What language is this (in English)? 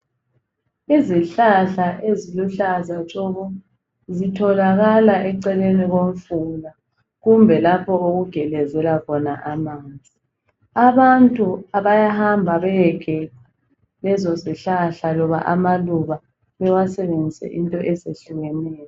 North Ndebele